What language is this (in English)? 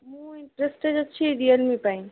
Odia